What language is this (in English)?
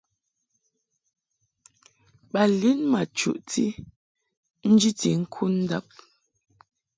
Mungaka